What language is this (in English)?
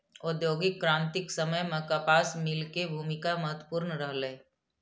Maithili